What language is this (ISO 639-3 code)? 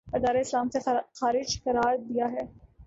urd